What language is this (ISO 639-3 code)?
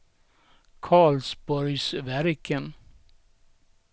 swe